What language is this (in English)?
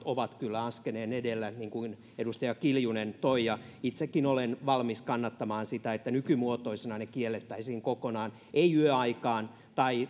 Finnish